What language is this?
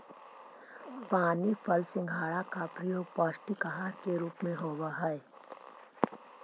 Magahi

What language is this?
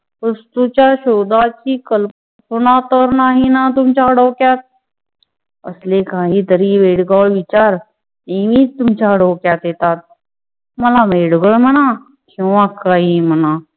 Marathi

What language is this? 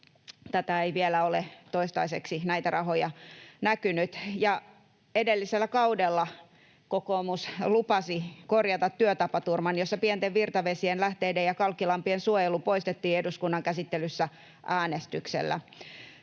Finnish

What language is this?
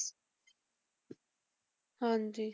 Punjabi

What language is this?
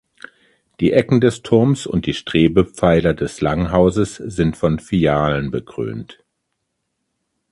German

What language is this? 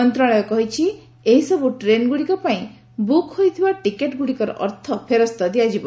Odia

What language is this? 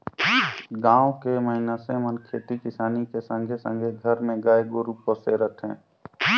Chhattisgarhi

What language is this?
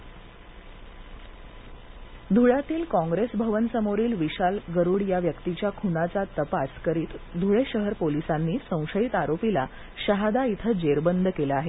Marathi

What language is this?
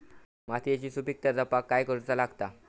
Marathi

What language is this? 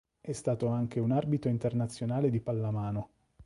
Italian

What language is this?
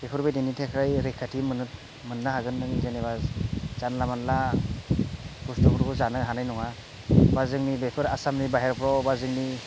Bodo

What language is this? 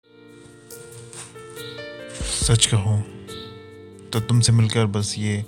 Hindi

